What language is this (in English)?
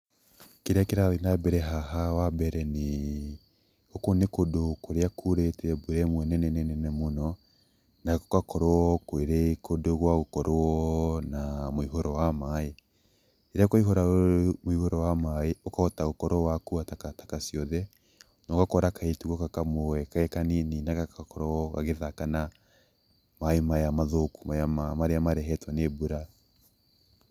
Kikuyu